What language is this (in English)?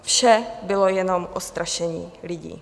Czech